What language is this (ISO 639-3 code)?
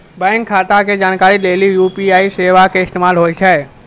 mai